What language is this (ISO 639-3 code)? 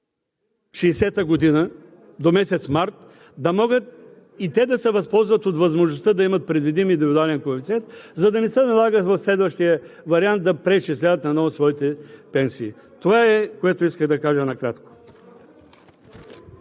bul